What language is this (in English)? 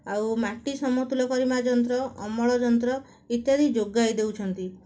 Odia